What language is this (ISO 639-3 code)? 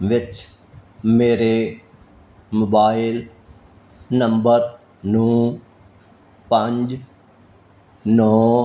pan